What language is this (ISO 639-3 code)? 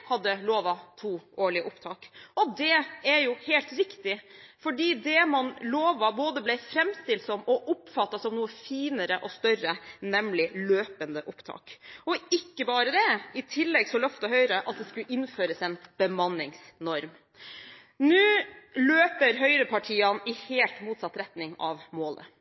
nob